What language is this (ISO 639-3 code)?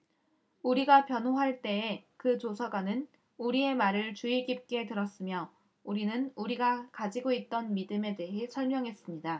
kor